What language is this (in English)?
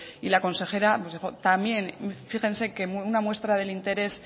Spanish